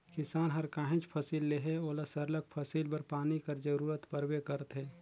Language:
Chhattisgarhi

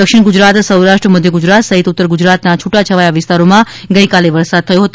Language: Gujarati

